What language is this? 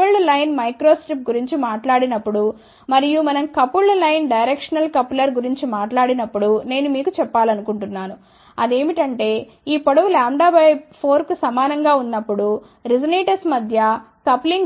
Telugu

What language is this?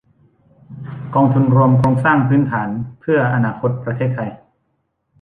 Thai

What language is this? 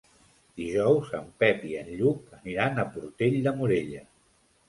Catalan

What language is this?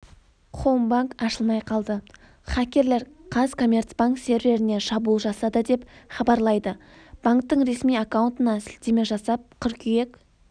Kazakh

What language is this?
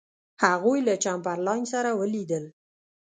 Pashto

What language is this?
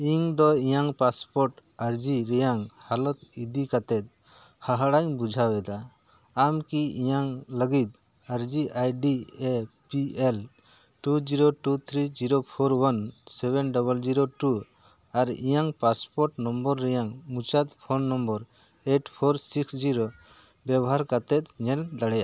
Santali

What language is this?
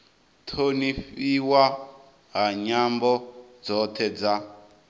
Venda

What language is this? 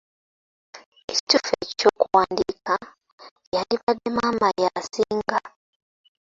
Ganda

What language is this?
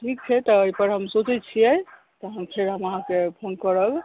Maithili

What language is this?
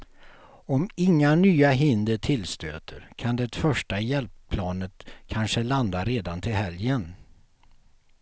Swedish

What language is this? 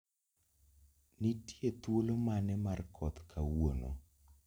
Luo (Kenya and Tanzania)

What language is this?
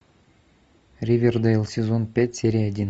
Russian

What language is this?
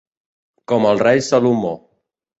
Catalan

